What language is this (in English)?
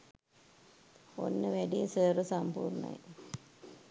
Sinhala